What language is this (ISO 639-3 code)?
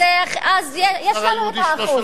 heb